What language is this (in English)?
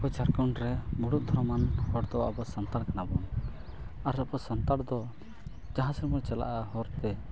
Santali